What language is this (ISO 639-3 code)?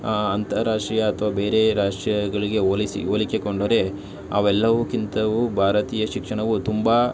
kan